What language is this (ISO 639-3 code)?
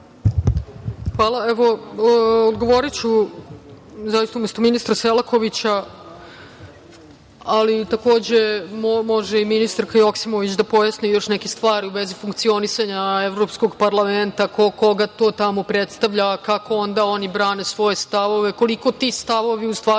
srp